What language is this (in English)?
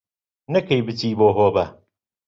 Central Kurdish